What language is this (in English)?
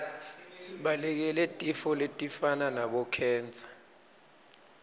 Swati